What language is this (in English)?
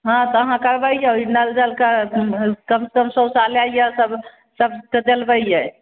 Maithili